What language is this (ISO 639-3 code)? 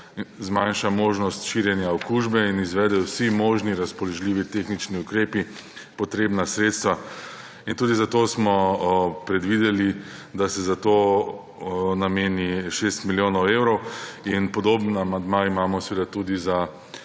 slv